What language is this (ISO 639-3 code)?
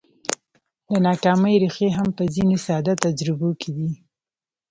pus